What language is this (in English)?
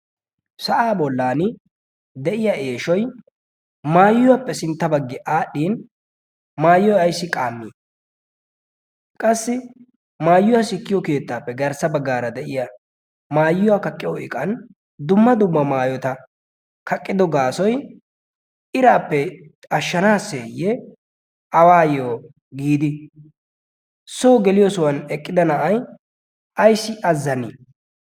Wolaytta